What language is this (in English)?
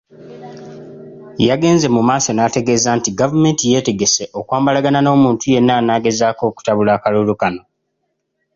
Ganda